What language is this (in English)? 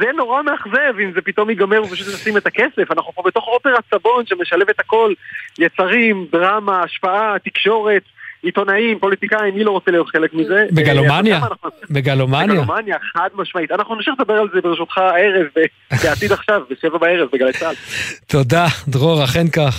Hebrew